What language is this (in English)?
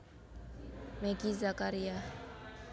Javanese